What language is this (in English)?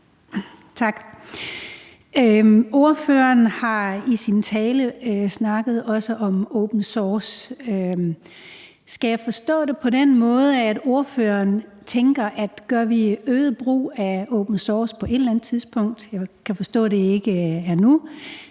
Danish